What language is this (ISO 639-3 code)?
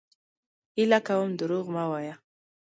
pus